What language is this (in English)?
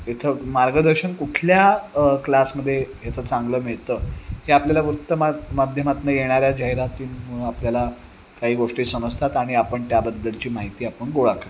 Marathi